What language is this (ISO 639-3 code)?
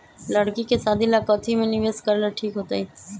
mag